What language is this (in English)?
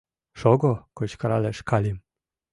Mari